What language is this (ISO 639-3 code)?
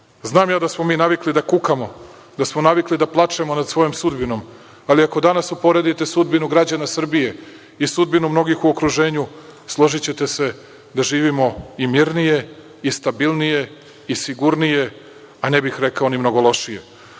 srp